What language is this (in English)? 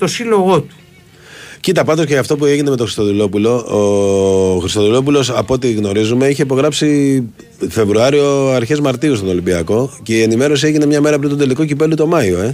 Greek